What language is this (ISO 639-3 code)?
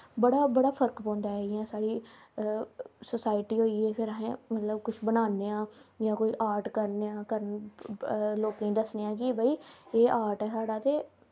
doi